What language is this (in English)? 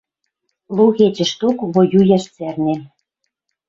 Western Mari